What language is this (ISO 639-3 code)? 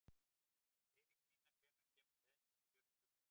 isl